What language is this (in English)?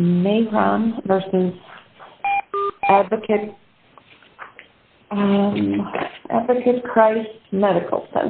English